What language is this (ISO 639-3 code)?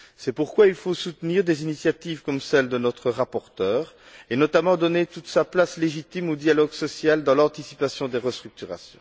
fra